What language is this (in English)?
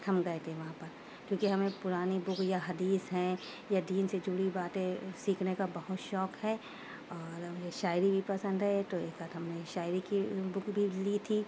Urdu